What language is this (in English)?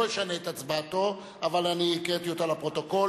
Hebrew